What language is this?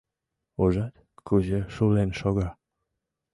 Mari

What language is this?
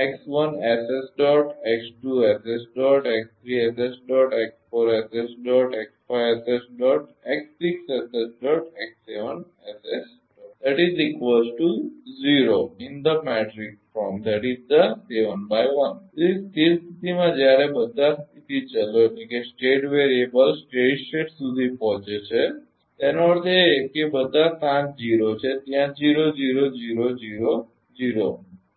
Gujarati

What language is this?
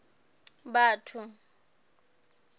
Southern Sotho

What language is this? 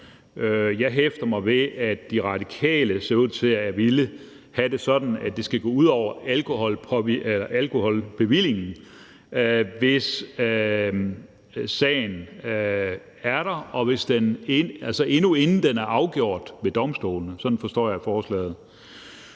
Danish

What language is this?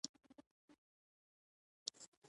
Pashto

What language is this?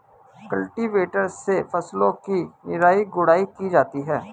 Hindi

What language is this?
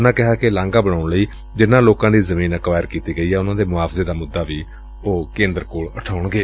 Punjabi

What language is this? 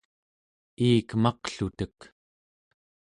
Central Yupik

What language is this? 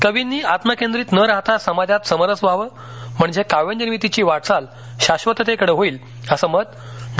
Marathi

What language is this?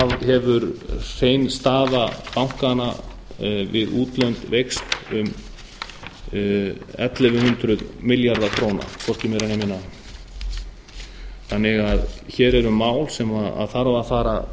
Icelandic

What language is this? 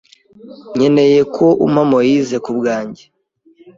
Kinyarwanda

